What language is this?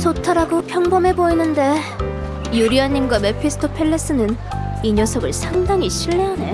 Korean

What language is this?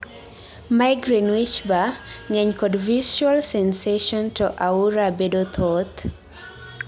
Luo (Kenya and Tanzania)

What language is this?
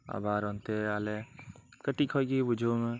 Santali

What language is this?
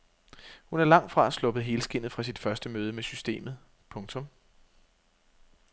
Danish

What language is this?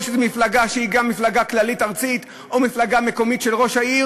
Hebrew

